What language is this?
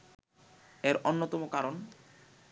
Bangla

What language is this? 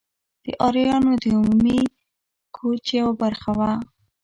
Pashto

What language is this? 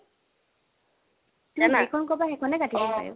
Assamese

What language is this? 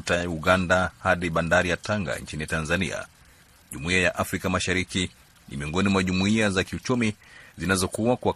Swahili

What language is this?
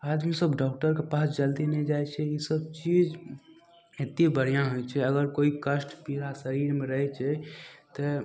Maithili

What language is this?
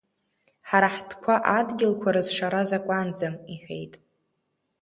Abkhazian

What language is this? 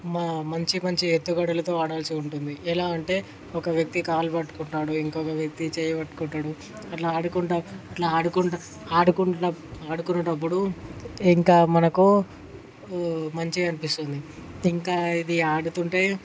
Telugu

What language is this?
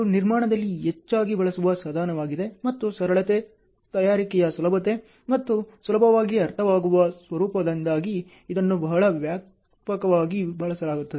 Kannada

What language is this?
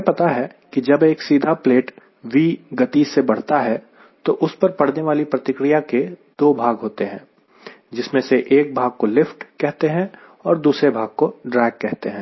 Hindi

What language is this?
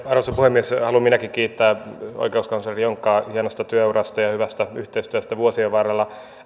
Finnish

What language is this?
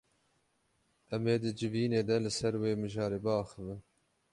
Kurdish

